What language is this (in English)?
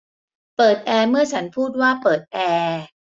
Thai